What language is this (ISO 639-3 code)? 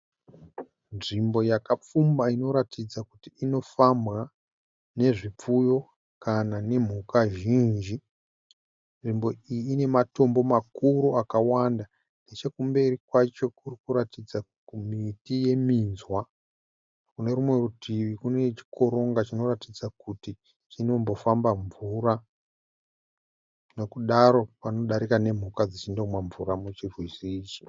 sna